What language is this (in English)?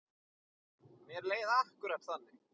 Icelandic